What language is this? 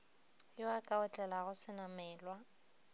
Northern Sotho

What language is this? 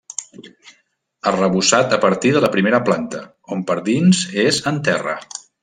Catalan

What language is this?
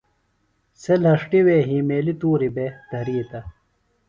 Phalura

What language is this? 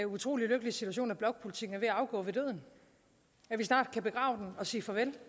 Danish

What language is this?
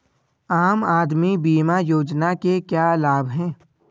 Hindi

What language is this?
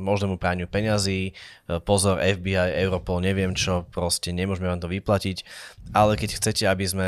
Slovak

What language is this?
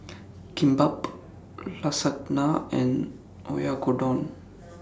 English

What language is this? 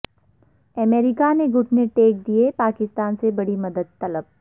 Urdu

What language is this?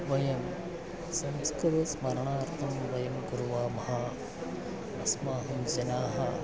Sanskrit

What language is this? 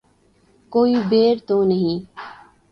Urdu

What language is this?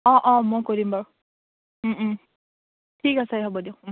Assamese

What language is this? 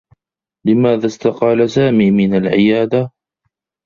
Arabic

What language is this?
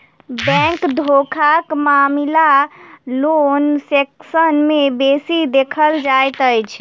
Maithili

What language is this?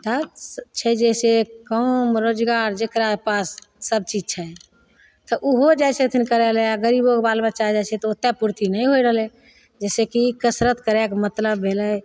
Maithili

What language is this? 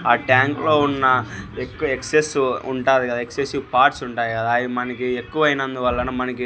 Telugu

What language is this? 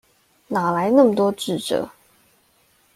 Chinese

